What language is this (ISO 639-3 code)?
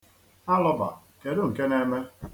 ibo